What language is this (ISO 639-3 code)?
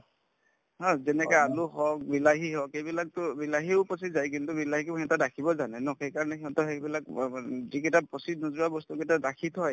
asm